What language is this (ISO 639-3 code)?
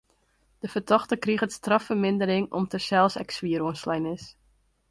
fry